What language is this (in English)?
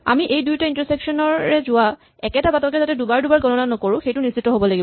Assamese